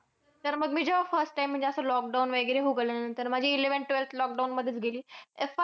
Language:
Marathi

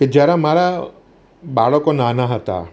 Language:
Gujarati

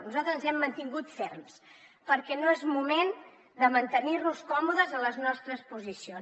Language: Catalan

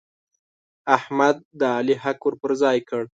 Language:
Pashto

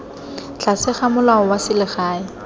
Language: Tswana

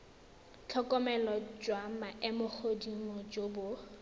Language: Tswana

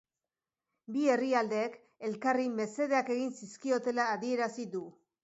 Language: Basque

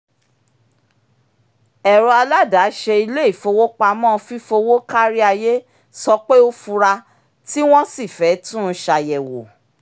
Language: Yoruba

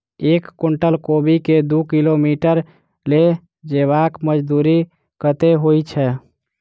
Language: Maithili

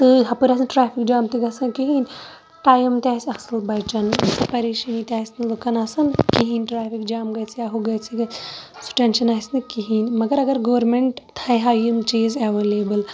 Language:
Kashmiri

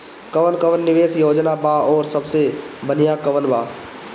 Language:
Bhojpuri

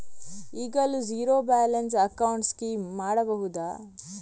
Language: Kannada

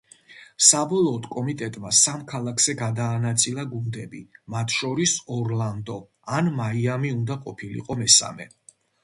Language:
Georgian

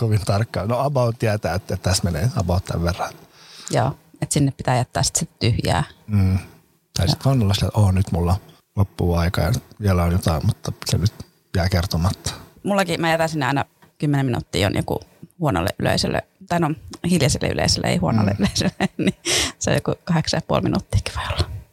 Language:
Finnish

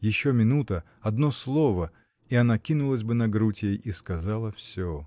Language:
Russian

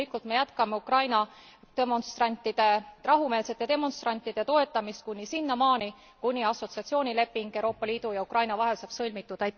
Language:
Estonian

